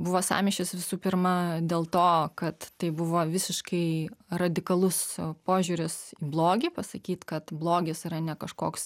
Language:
Lithuanian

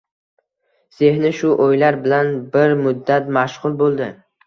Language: Uzbek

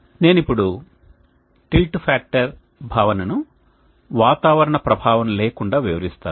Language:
Telugu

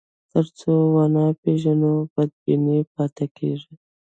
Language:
Pashto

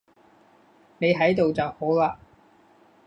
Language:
Cantonese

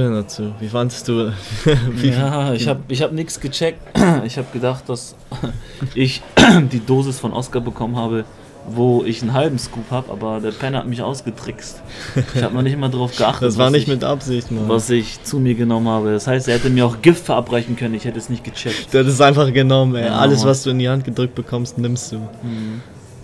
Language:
German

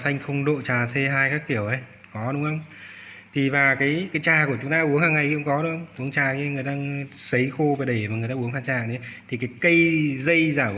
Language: Vietnamese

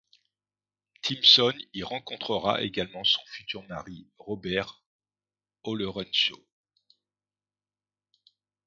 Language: French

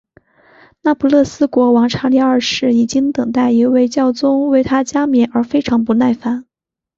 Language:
Chinese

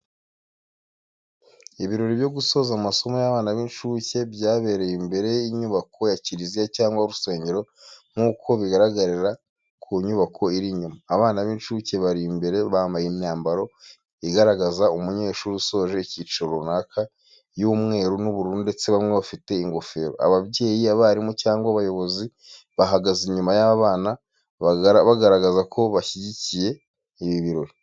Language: Kinyarwanda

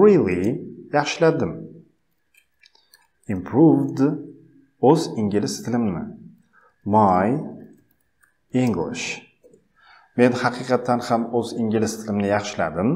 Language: Dutch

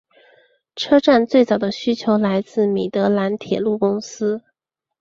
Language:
Chinese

